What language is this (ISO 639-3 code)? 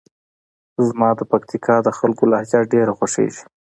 pus